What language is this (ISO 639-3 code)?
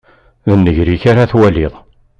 kab